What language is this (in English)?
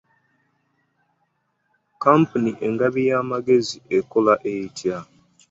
Ganda